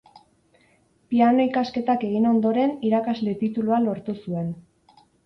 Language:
Basque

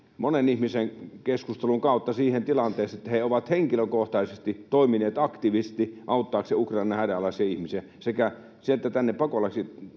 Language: Finnish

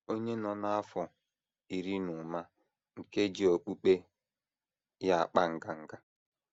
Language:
Igbo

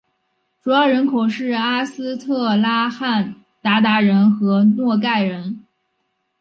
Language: Chinese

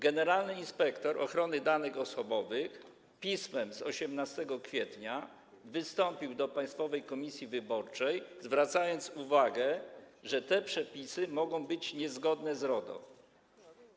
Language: Polish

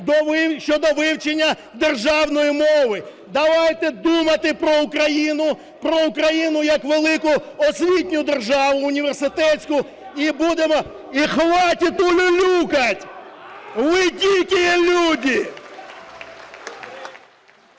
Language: Ukrainian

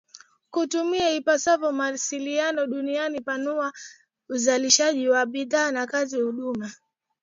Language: Swahili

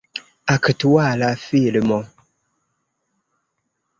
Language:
Esperanto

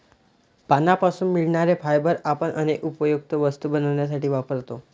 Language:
Marathi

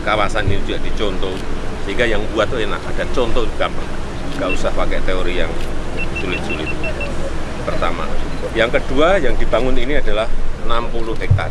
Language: Indonesian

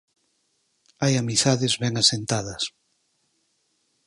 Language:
Galician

